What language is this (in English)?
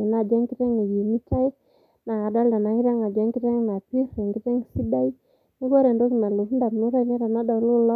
Masai